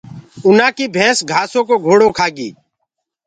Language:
Gurgula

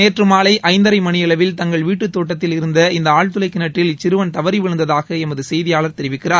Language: Tamil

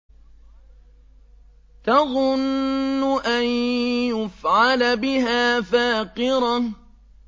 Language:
Arabic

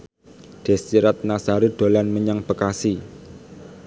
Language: Javanese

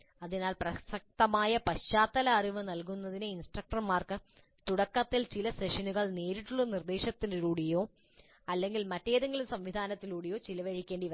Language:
Malayalam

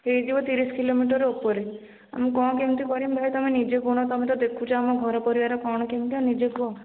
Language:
Odia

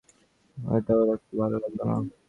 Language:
Bangla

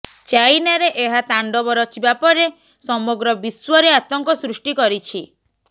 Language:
Odia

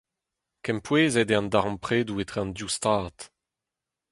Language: Breton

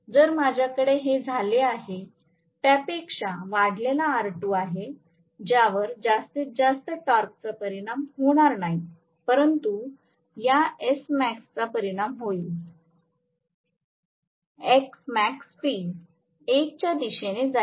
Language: Marathi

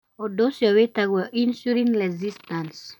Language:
Kikuyu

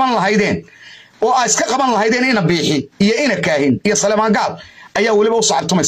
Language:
Arabic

